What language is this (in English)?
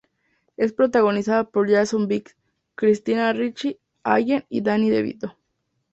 Spanish